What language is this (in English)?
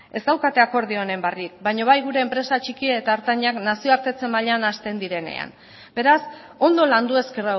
Basque